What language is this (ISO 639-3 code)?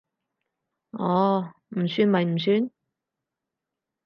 yue